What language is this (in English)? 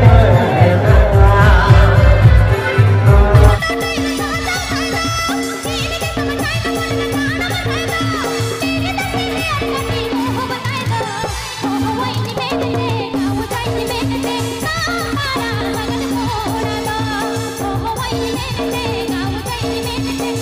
Indonesian